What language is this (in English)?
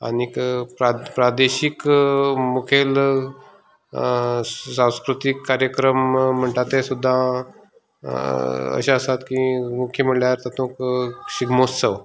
Konkani